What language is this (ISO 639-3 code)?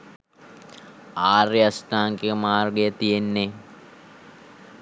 sin